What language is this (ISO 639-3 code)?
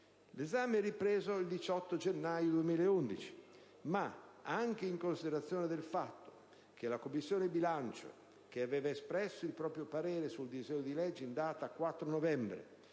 ita